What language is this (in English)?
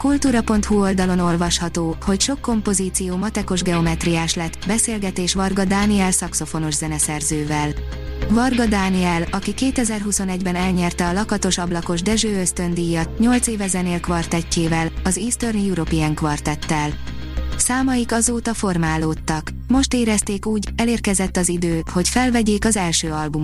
Hungarian